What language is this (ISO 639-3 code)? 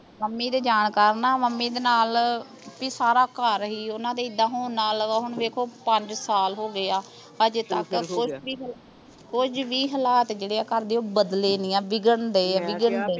pan